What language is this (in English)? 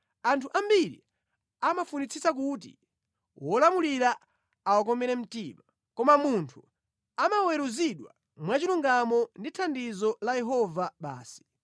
Nyanja